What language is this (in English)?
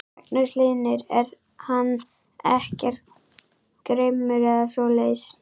Icelandic